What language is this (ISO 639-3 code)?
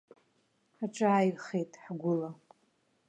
abk